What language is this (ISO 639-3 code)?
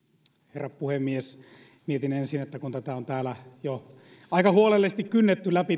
fin